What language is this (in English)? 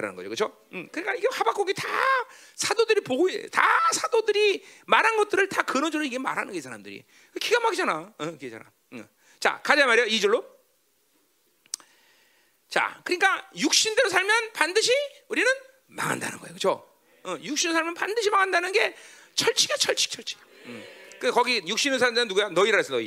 Korean